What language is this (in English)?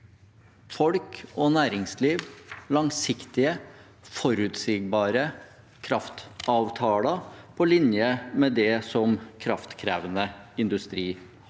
Norwegian